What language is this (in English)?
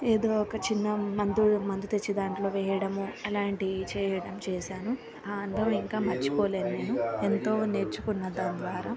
Telugu